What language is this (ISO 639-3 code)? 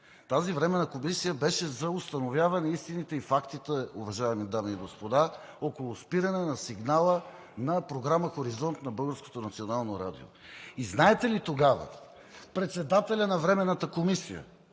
bul